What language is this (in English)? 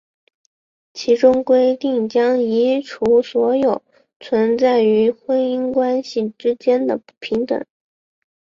Chinese